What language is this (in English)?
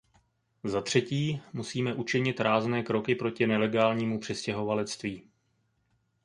Czech